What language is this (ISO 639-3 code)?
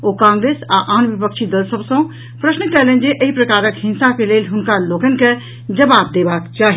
mai